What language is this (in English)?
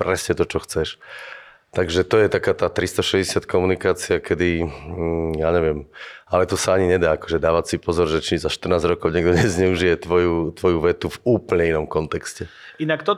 Slovak